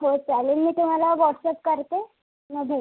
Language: Marathi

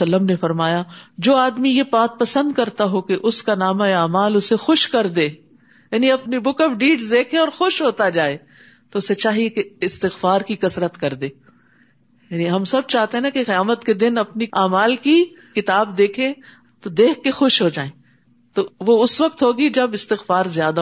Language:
Urdu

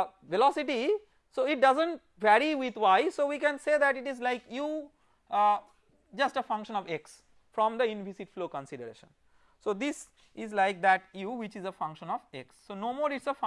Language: English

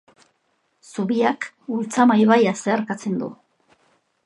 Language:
Basque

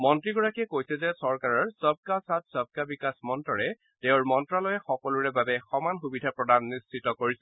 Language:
Assamese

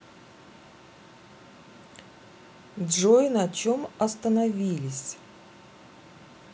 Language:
Russian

